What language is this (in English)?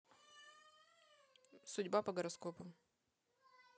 Russian